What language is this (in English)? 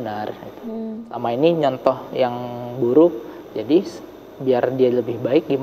Indonesian